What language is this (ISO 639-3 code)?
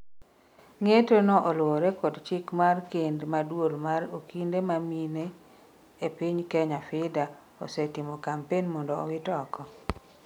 luo